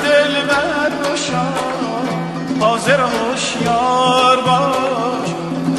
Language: Persian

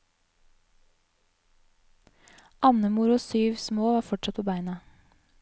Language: Norwegian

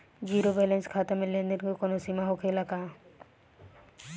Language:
Bhojpuri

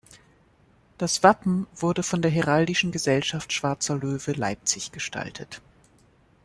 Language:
German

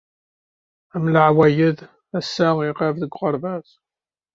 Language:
Kabyle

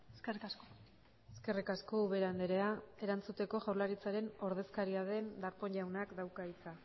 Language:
Basque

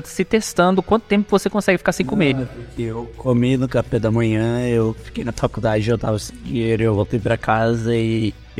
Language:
Portuguese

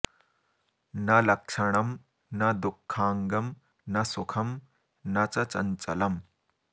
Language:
Sanskrit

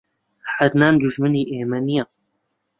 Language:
Central Kurdish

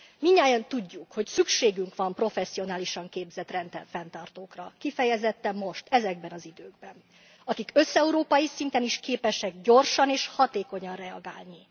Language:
Hungarian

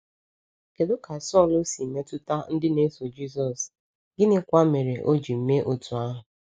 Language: Igbo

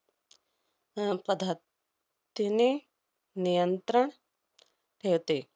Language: Marathi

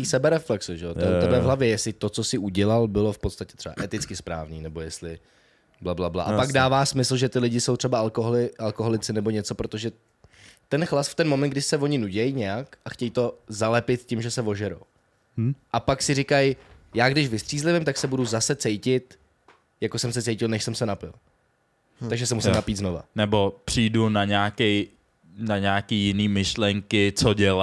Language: Czech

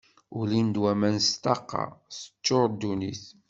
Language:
Kabyle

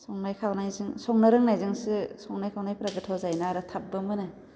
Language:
Bodo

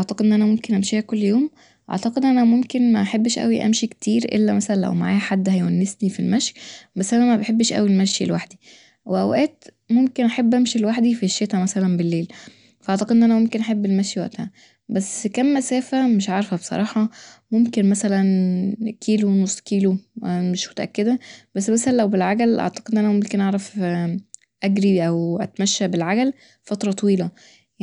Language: Egyptian Arabic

